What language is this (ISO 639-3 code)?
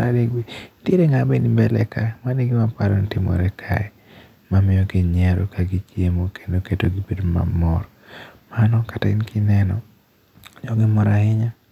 luo